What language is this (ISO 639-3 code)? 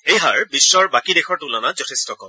asm